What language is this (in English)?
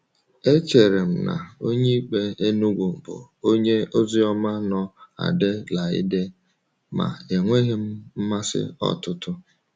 Igbo